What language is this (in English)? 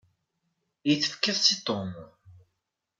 Kabyle